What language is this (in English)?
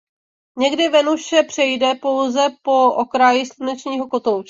Czech